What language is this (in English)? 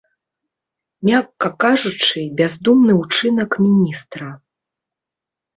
Belarusian